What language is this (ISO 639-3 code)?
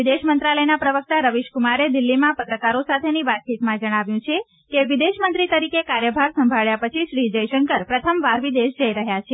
guj